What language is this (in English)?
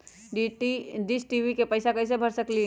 Magahi